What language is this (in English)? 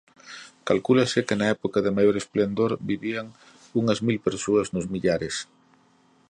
Galician